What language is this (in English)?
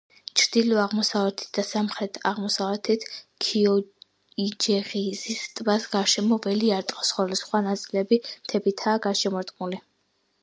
Georgian